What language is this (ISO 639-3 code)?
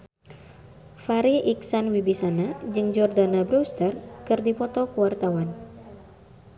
sun